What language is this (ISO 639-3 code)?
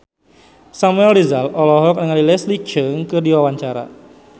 sun